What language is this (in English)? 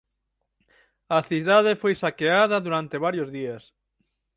Galician